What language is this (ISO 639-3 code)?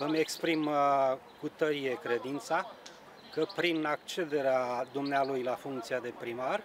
ron